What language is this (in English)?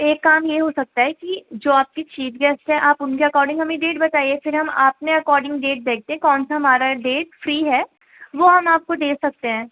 Urdu